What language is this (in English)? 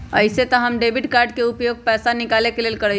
Magahi